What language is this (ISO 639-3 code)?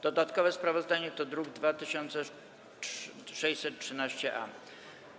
pol